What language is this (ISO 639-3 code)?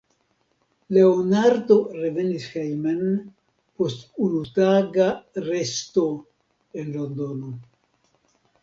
epo